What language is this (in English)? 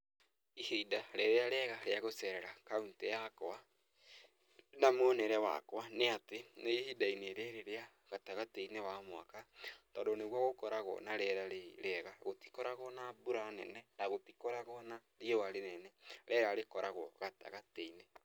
Kikuyu